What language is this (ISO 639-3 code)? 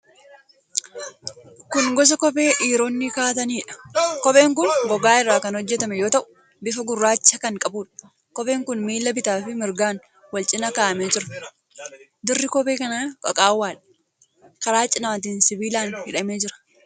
orm